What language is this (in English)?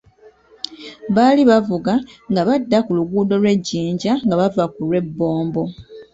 Ganda